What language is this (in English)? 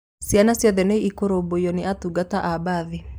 Kikuyu